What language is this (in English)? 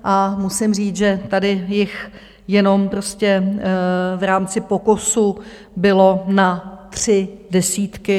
Czech